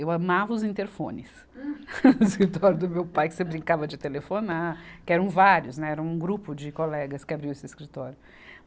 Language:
Portuguese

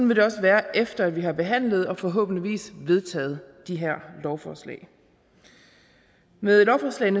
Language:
Danish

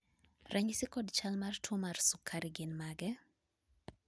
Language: Luo (Kenya and Tanzania)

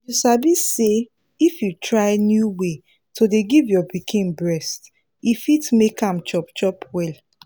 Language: Nigerian Pidgin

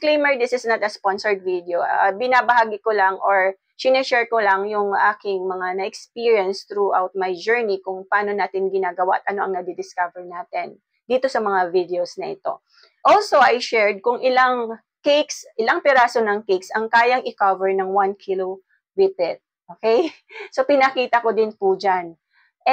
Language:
Filipino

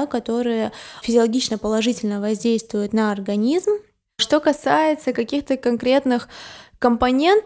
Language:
Russian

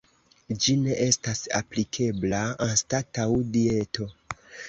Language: Esperanto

